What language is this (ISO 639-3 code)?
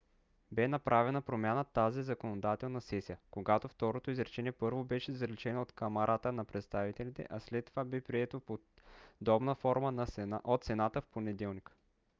bul